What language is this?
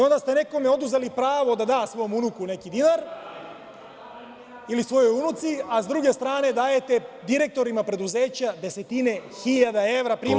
Serbian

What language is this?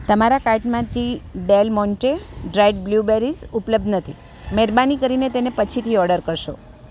Gujarati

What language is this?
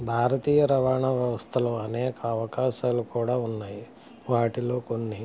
Telugu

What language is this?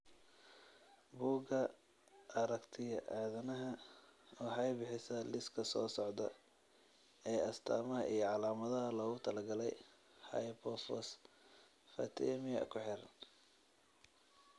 Somali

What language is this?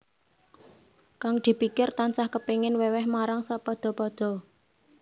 Javanese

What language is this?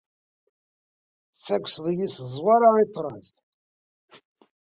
Kabyle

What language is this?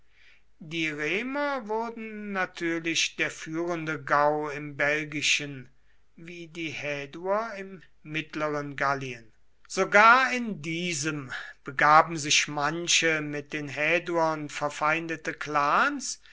German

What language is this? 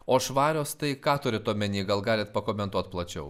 Lithuanian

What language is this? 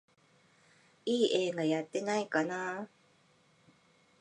Japanese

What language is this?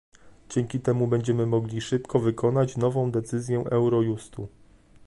Polish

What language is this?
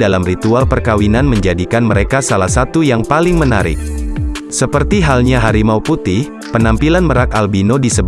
Indonesian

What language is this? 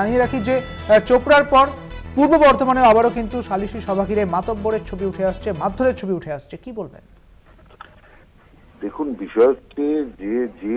Bangla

